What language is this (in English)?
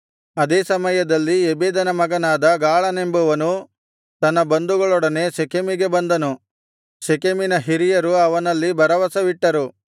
Kannada